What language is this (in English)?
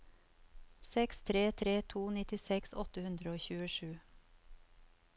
Norwegian